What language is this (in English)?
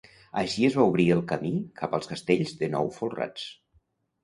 Catalan